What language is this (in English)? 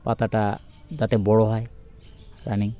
Bangla